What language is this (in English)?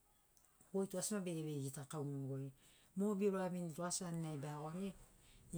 Sinaugoro